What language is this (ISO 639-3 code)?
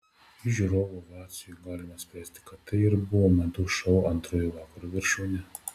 lit